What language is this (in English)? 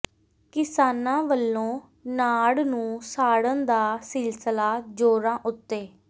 Punjabi